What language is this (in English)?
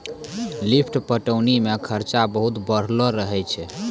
Maithili